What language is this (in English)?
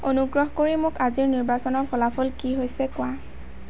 Assamese